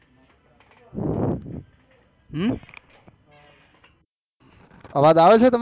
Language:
Gujarati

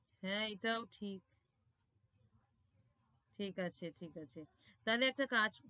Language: Bangla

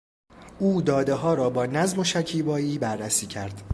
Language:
Persian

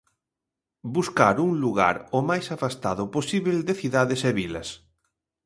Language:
Galician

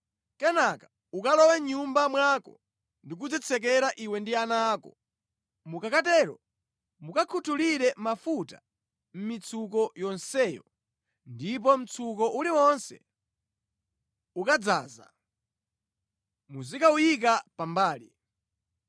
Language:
Nyanja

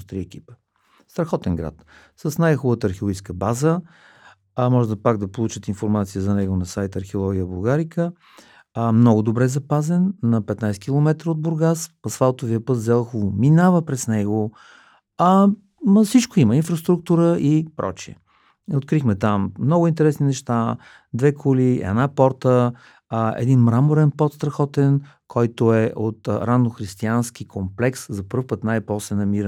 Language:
Bulgarian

